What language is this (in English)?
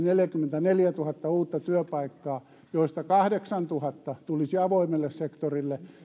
Finnish